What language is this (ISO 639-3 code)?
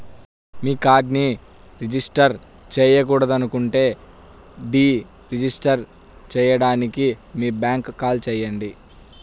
tel